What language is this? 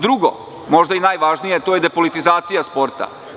Serbian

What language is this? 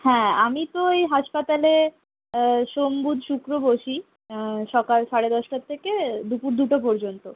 Bangla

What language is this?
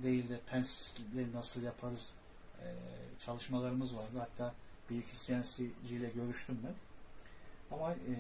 Turkish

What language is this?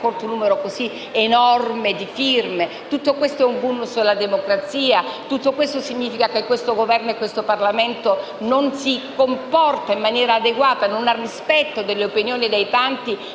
Italian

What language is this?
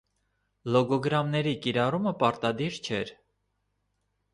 Armenian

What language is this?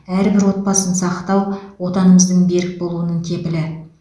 Kazakh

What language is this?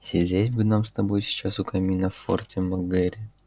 Russian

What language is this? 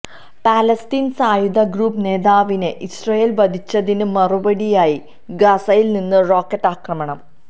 Malayalam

